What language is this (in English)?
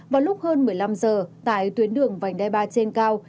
Vietnamese